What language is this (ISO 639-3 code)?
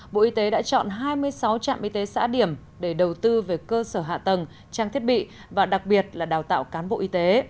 vie